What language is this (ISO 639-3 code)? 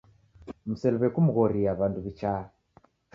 dav